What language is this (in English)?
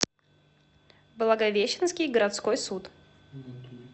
Russian